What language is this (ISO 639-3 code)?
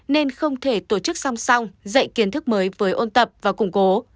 vie